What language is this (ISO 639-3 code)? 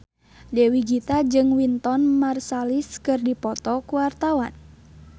sun